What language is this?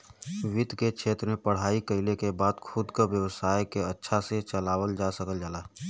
Bhojpuri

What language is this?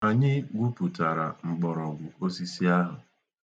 Igbo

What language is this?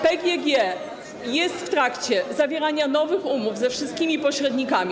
Polish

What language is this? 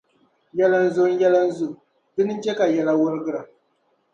Dagbani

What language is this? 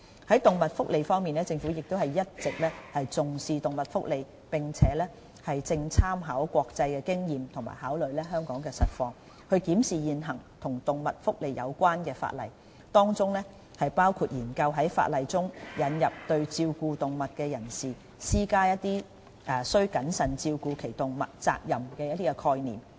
Cantonese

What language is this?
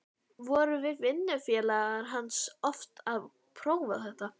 Icelandic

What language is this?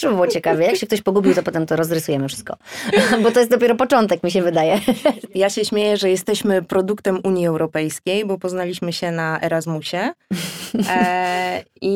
Polish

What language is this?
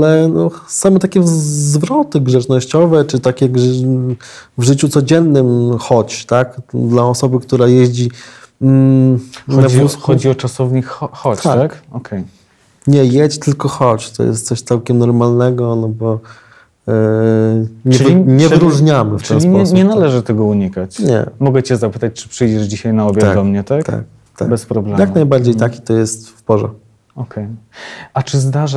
Polish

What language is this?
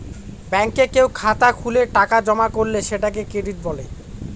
Bangla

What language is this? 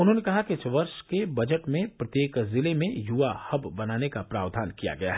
Hindi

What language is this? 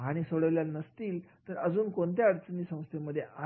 Marathi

